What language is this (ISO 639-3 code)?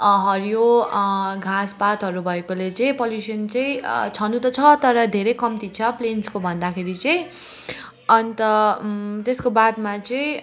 nep